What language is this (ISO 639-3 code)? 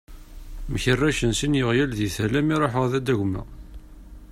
kab